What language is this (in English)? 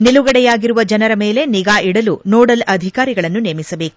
Kannada